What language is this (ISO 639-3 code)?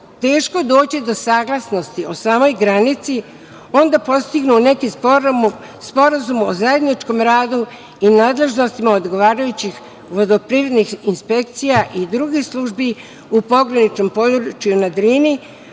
srp